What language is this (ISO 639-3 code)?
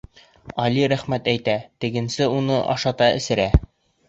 bak